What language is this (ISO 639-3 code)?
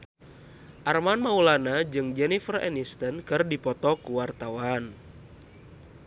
sun